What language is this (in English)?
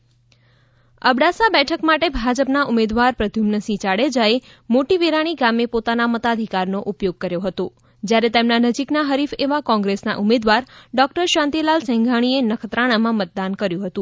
Gujarati